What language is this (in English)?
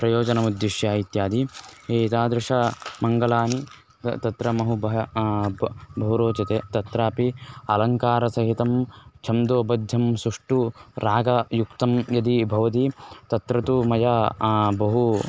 Sanskrit